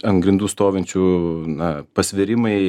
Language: Lithuanian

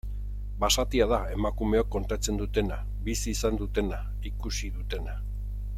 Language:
Basque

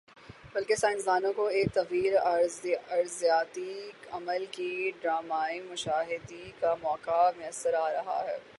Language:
Urdu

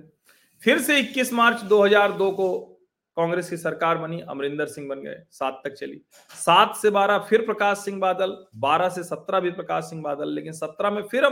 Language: Hindi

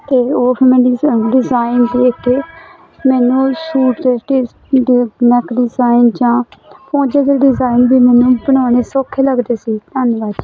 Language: Punjabi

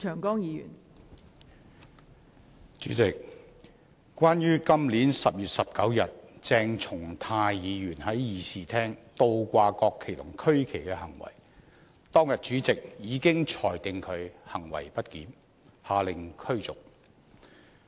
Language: Cantonese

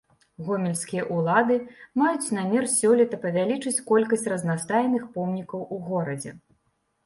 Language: Belarusian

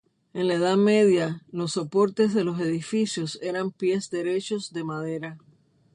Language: Spanish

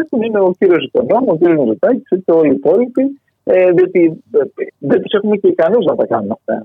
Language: Greek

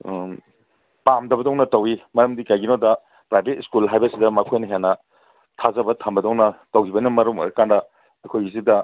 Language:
Manipuri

